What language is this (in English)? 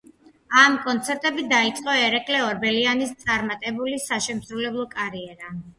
Georgian